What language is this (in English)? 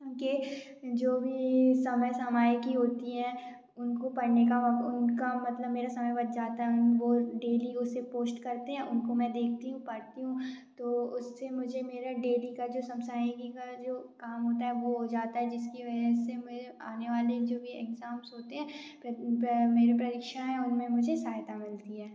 Hindi